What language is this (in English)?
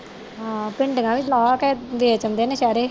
Punjabi